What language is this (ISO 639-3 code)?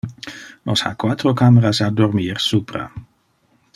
ina